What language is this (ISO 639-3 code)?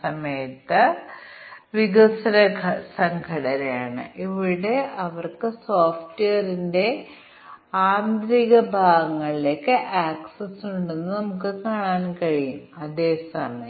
mal